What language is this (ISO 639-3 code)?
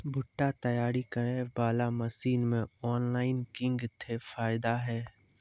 mai